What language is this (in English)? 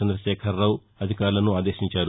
Telugu